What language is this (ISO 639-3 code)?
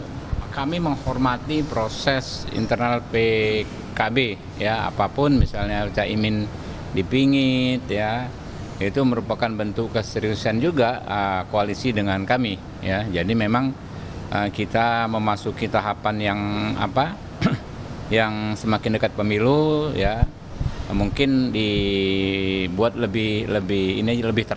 ind